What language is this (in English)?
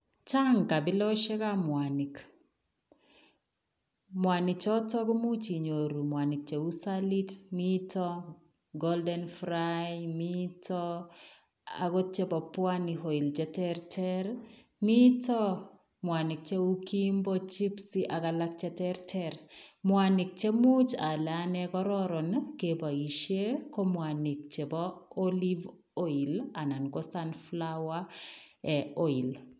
Kalenjin